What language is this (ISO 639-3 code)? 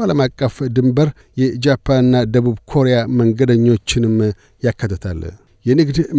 amh